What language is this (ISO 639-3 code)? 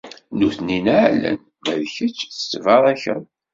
kab